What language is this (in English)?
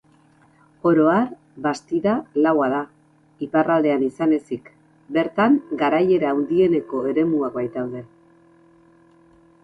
Basque